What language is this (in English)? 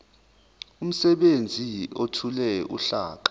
Zulu